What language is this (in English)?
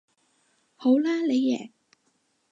Cantonese